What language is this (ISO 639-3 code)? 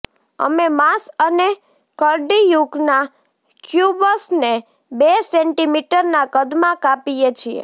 guj